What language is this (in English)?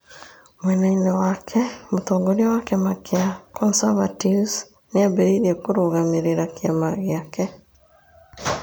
Kikuyu